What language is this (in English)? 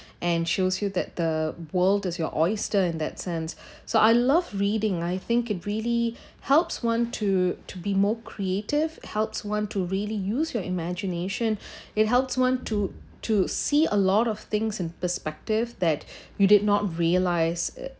English